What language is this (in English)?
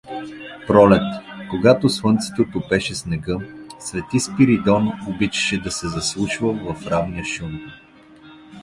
Bulgarian